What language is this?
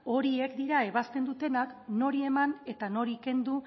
Basque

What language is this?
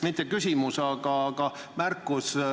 Estonian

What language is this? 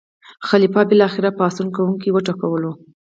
Pashto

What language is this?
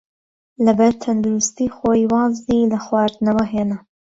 Central Kurdish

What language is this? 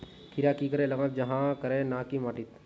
Magahi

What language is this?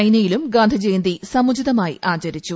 Malayalam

